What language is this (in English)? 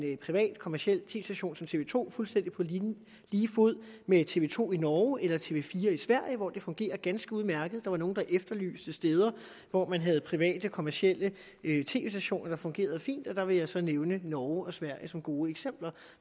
Danish